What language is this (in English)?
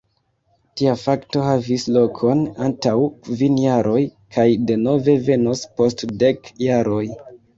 Esperanto